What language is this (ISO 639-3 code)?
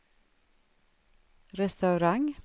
swe